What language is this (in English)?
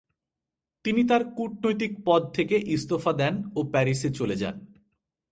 Bangla